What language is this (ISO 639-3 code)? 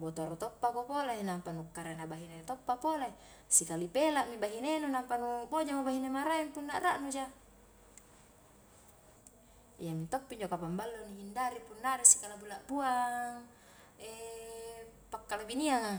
kjk